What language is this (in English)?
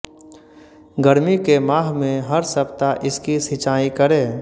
Hindi